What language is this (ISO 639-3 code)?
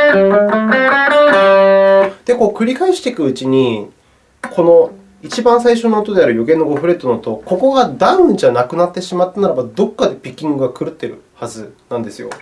jpn